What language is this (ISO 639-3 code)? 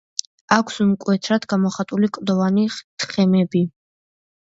kat